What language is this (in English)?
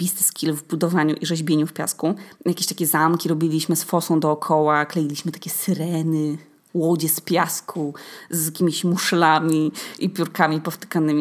Polish